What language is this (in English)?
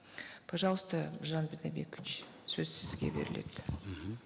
Kazakh